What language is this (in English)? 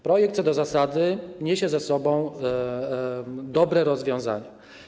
Polish